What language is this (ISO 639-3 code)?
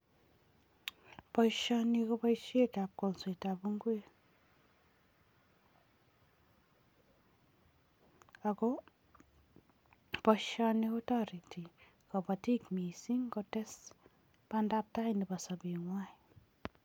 kln